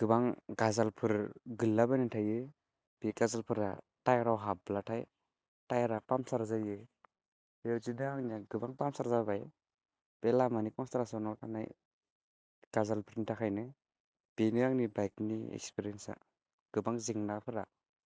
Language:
Bodo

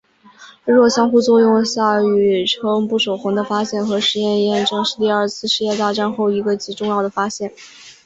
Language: Chinese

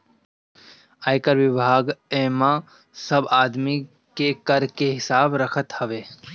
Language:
Bhojpuri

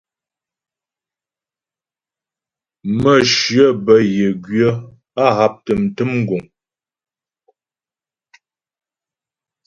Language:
Ghomala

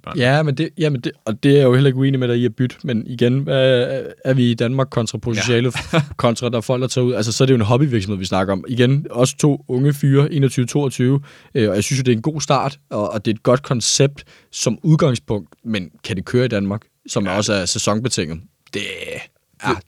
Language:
Danish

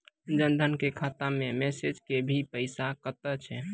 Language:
Maithili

